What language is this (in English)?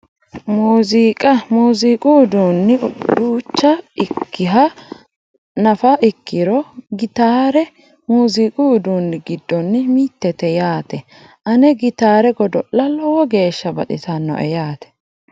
Sidamo